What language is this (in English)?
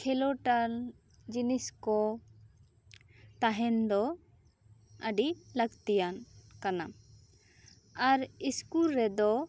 Santali